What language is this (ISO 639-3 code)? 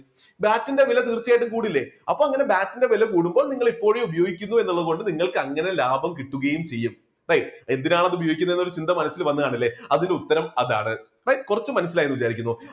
mal